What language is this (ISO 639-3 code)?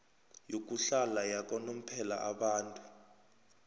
nbl